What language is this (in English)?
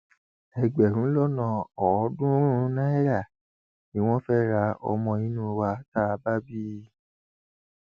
Yoruba